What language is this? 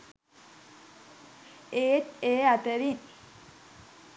Sinhala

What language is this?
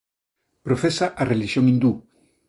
Galician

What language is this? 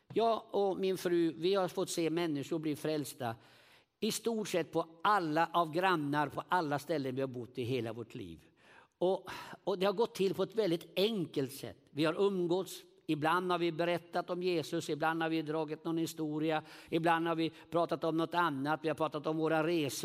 Swedish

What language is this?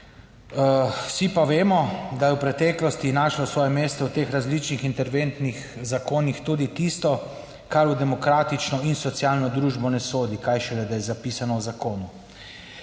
Slovenian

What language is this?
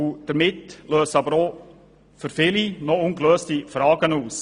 Swiss German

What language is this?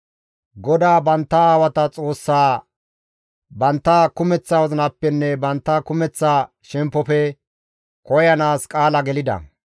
Gamo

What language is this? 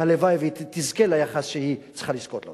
Hebrew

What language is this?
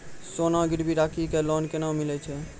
Maithili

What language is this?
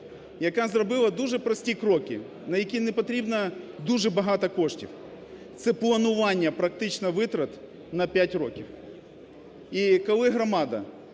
Ukrainian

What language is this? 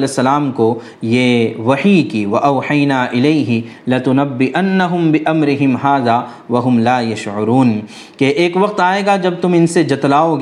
Urdu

